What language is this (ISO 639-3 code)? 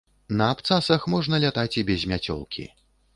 bel